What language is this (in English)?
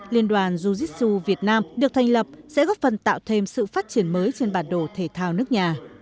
Vietnamese